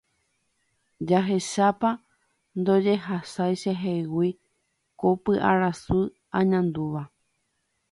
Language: Guarani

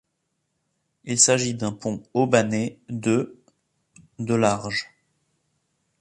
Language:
French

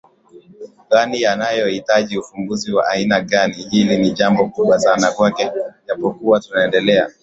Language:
Swahili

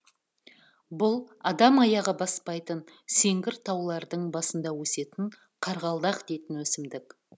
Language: Kazakh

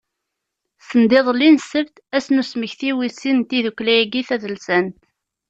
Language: Kabyle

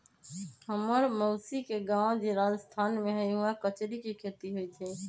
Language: Magahi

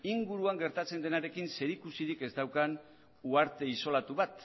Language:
Basque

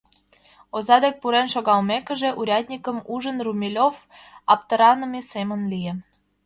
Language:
Mari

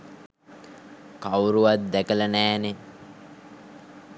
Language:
Sinhala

